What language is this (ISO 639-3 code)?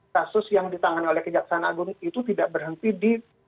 ind